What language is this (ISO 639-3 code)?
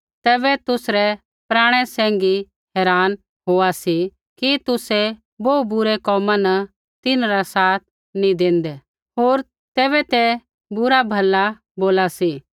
kfx